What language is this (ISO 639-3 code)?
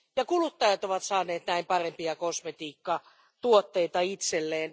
fin